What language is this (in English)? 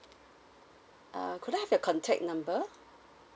English